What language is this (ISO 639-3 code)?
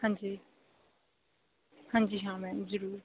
pan